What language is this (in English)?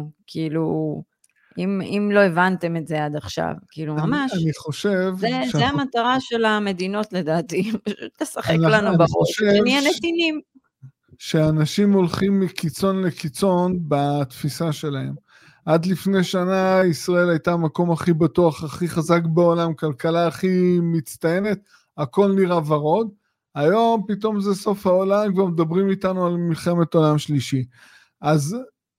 Hebrew